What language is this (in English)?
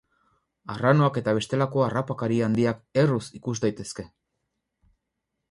Basque